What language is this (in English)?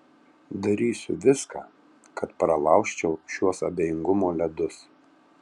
Lithuanian